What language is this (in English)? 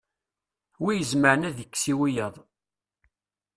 Kabyle